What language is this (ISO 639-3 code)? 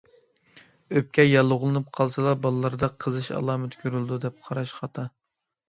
uig